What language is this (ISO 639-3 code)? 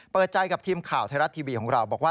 tha